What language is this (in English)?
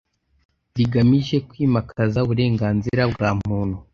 Kinyarwanda